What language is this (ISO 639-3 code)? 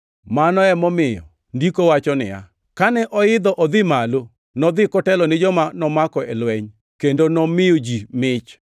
luo